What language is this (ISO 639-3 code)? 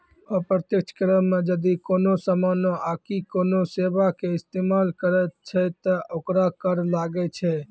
mai